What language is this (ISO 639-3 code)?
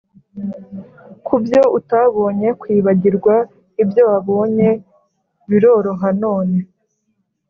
kin